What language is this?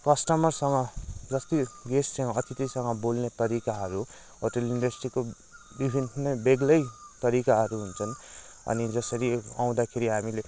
Nepali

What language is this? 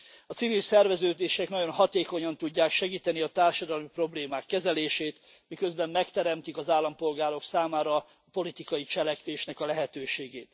Hungarian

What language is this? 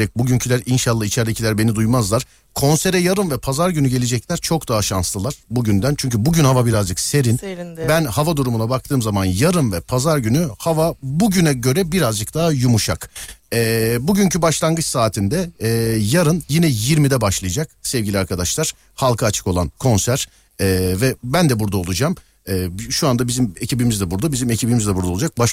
Turkish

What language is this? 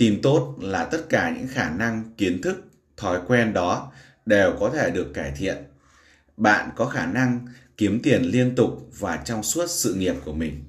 Vietnamese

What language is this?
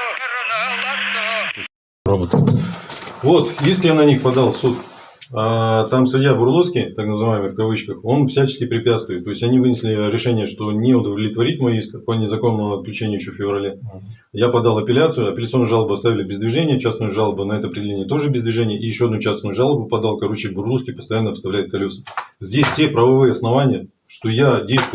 Russian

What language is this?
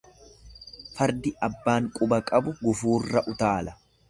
Oromo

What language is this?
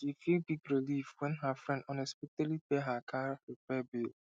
Nigerian Pidgin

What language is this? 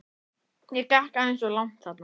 Icelandic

